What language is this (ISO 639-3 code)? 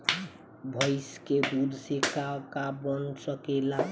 bho